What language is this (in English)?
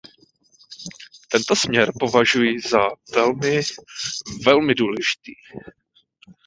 Czech